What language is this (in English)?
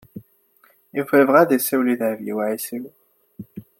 Kabyle